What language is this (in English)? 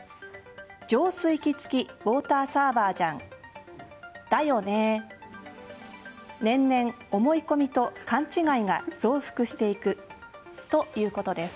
Japanese